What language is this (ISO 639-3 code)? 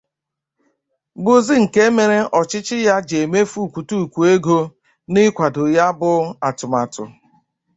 ibo